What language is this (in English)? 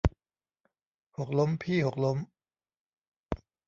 Thai